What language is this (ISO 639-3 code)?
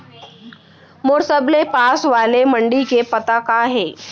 hne